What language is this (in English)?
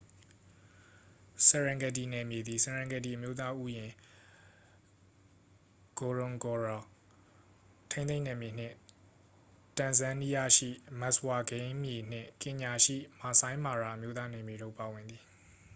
Burmese